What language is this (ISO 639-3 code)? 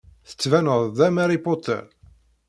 kab